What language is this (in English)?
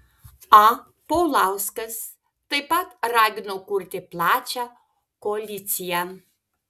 Lithuanian